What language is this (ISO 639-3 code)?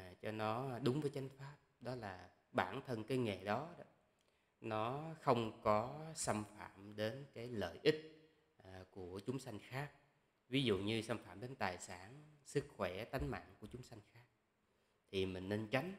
vie